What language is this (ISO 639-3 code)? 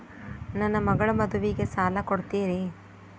kan